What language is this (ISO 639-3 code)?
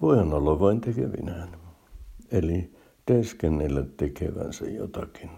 fin